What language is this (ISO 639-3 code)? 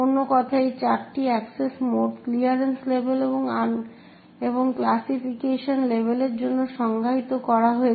ben